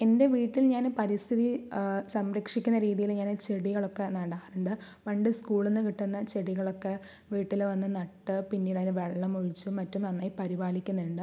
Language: Malayalam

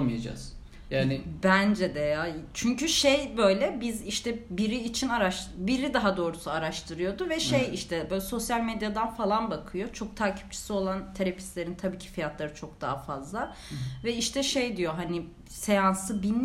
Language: Turkish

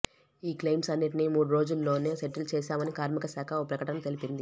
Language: Telugu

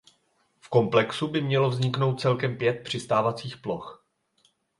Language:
Czech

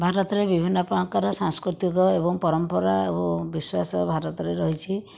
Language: Odia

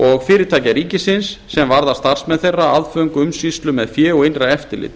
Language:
Icelandic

